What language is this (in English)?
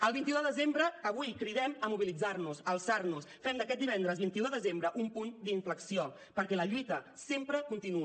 Catalan